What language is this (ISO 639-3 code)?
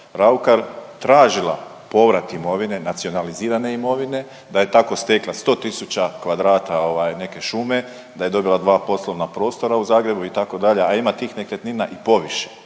hrv